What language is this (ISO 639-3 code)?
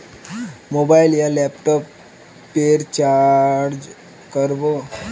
mag